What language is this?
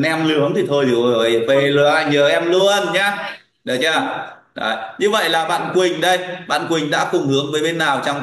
Vietnamese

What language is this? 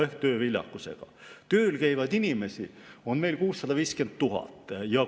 Estonian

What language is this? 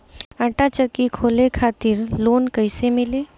Bhojpuri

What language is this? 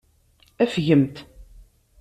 Kabyle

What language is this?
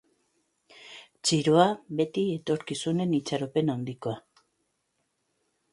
Basque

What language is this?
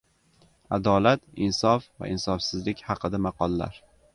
Uzbek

